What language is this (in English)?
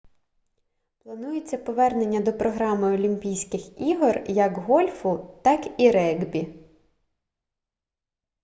Ukrainian